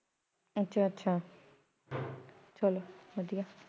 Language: Punjabi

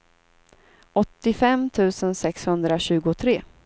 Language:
Swedish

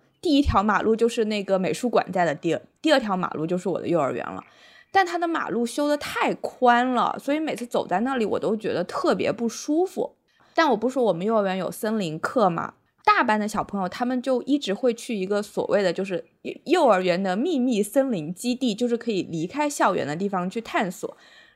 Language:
Chinese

